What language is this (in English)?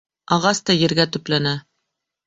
Bashkir